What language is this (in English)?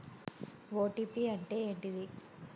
Telugu